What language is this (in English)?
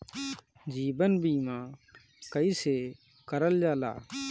Bhojpuri